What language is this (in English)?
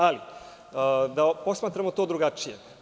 Serbian